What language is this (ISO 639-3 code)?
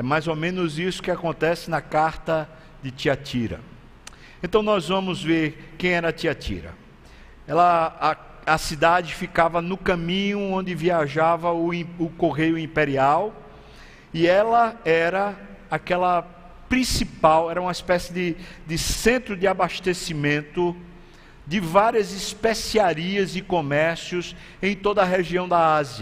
por